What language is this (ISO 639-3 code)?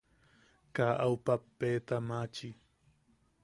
yaq